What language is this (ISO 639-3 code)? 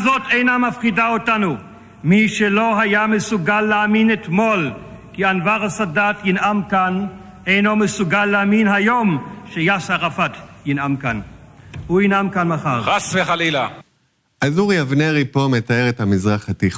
heb